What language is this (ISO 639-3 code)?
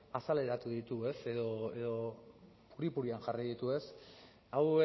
eus